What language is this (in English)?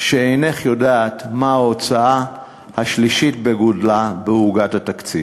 Hebrew